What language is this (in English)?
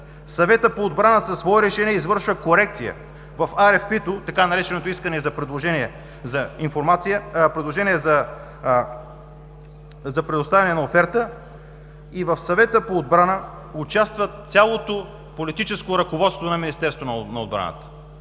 Bulgarian